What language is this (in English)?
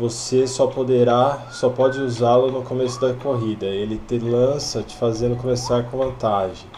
Portuguese